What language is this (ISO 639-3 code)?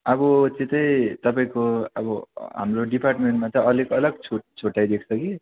nep